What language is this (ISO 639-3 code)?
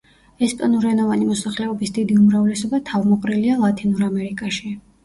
kat